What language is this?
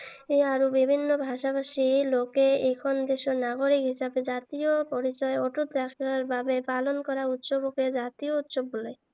Assamese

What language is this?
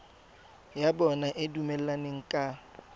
Tswana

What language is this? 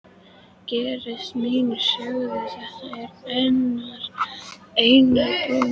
Icelandic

